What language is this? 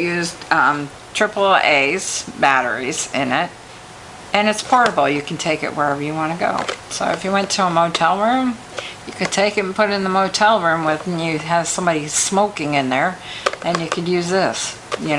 English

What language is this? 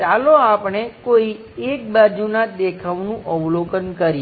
Gujarati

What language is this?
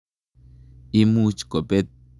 Kalenjin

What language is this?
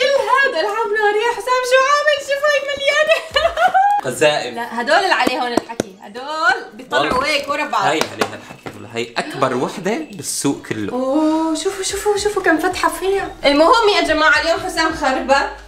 Arabic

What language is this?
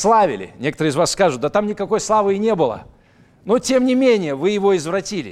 Russian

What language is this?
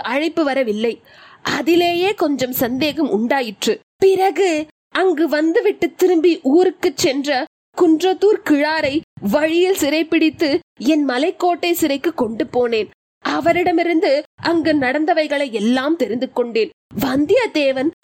Tamil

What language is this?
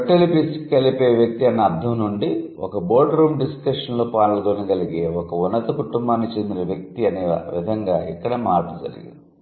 Telugu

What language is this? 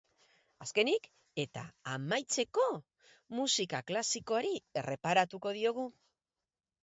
Basque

